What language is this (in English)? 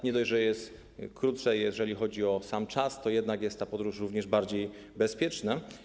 Polish